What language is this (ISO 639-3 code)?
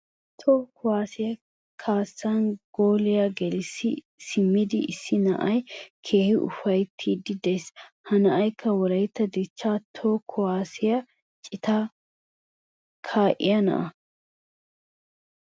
wal